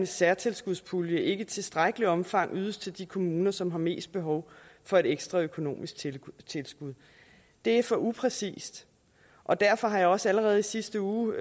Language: Danish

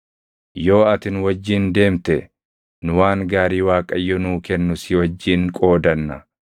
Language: Oromo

